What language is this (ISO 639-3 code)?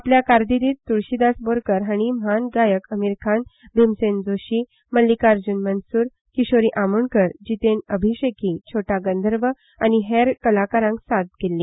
kok